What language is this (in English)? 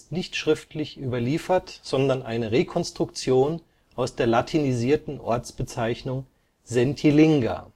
German